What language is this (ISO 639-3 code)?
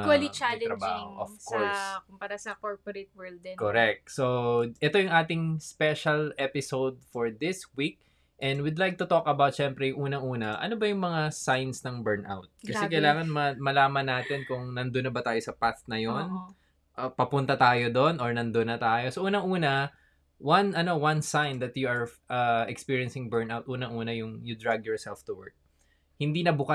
fil